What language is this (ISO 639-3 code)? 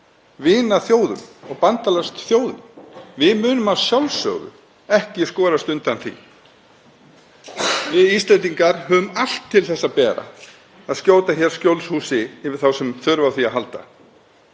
isl